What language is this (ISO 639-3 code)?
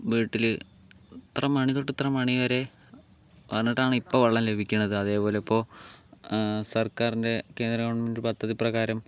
mal